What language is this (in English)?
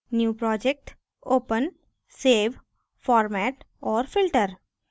Hindi